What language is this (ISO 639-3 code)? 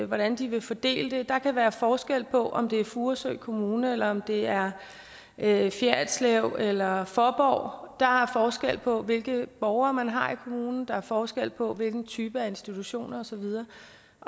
dan